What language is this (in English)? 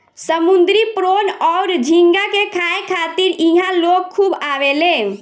Bhojpuri